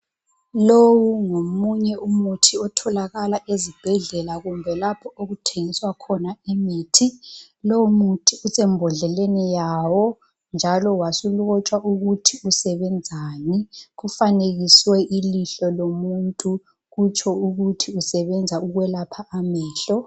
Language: North Ndebele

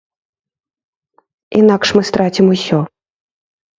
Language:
Belarusian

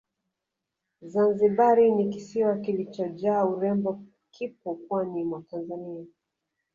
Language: Swahili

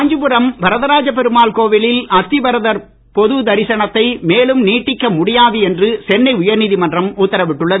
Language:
Tamil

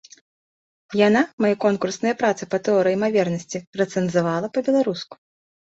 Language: Belarusian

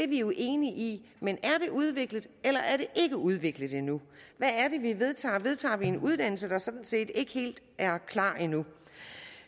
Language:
Danish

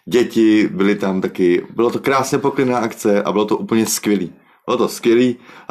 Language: Czech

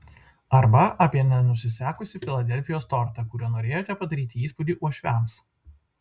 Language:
Lithuanian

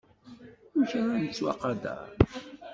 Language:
Kabyle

